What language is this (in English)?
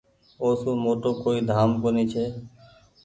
Goaria